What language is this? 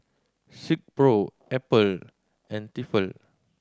English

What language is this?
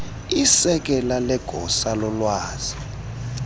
Xhosa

